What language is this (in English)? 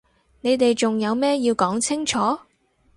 Cantonese